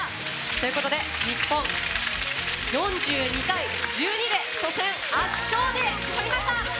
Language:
Japanese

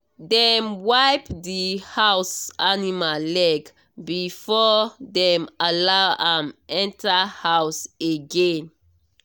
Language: Nigerian Pidgin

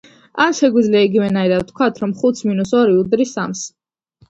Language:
Georgian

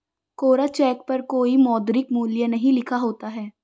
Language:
Hindi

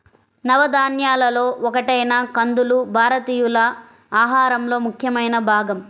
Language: Telugu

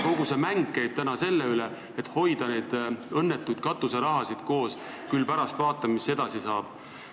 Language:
Estonian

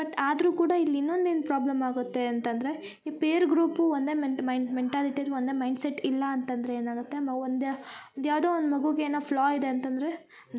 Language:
Kannada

